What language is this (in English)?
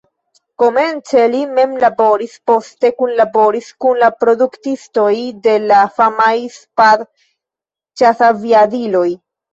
Esperanto